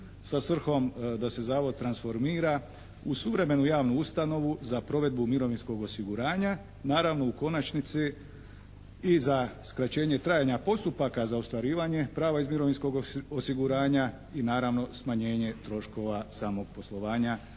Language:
Croatian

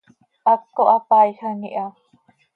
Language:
Seri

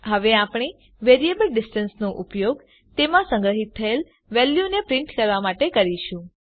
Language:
Gujarati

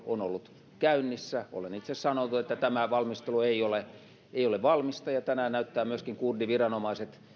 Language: Finnish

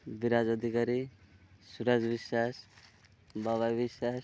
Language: Odia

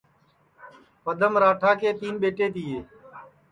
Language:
Sansi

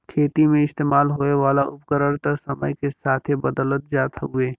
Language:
Bhojpuri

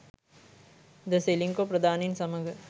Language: Sinhala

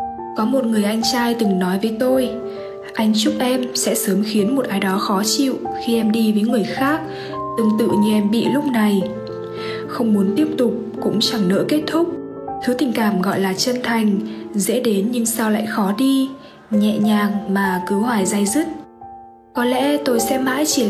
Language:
Vietnamese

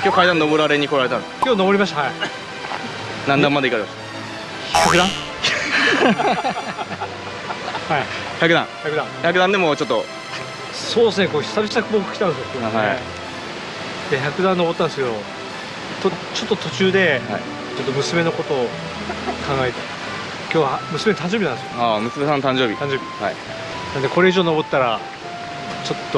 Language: Japanese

